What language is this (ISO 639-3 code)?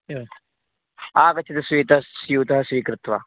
san